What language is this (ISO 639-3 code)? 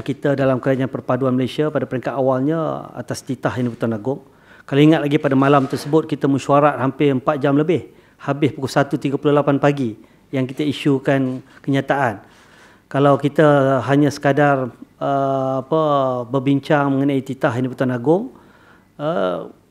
msa